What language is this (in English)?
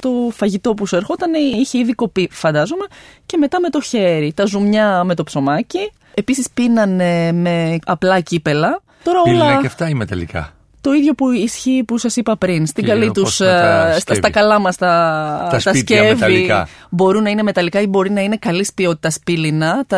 Greek